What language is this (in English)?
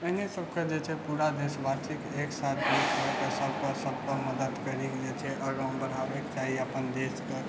Maithili